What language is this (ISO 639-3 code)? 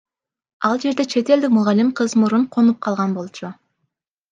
kir